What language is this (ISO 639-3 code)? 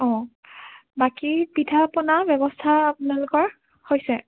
asm